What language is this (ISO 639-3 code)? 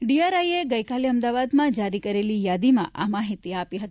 guj